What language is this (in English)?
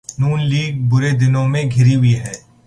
Urdu